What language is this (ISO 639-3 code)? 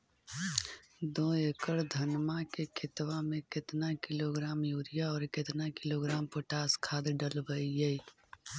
mag